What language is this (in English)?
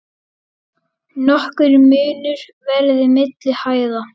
Icelandic